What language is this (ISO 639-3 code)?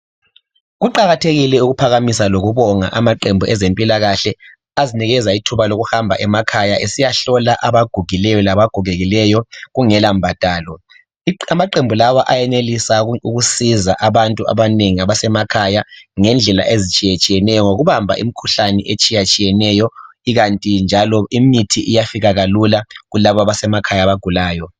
nde